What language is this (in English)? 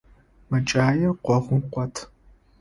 Adyghe